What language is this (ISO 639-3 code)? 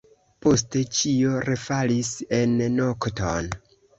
epo